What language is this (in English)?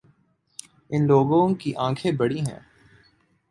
Urdu